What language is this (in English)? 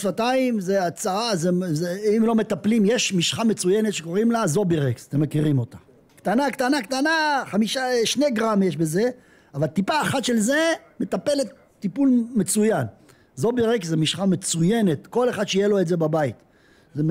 Hebrew